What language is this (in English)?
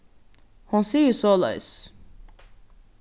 Faroese